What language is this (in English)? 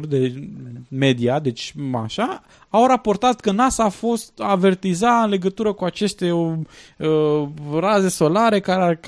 Romanian